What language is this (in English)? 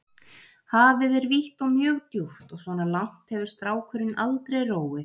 Icelandic